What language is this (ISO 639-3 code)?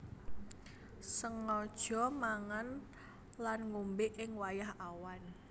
jav